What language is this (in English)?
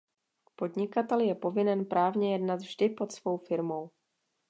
Czech